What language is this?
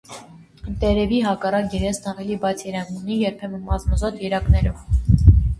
Armenian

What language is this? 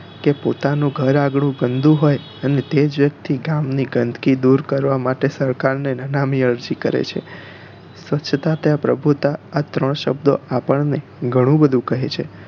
Gujarati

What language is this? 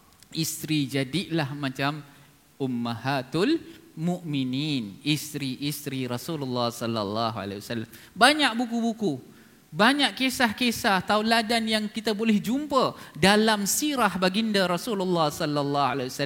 Malay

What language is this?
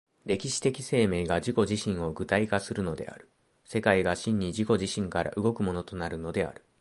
Japanese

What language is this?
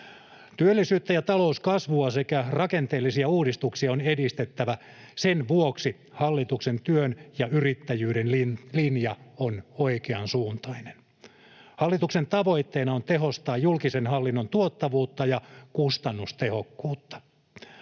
Finnish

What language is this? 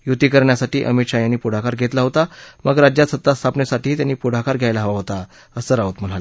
Marathi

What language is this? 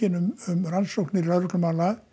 Icelandic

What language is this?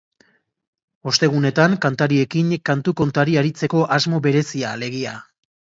Basque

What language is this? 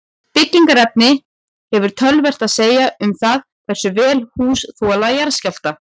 Icelandic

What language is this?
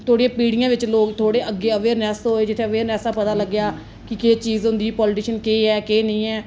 Dogri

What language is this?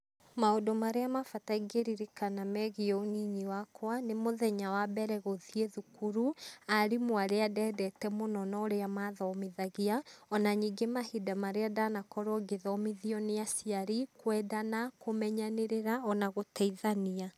Kikuyu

